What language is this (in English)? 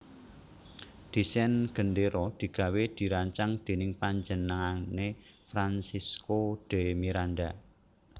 Javanese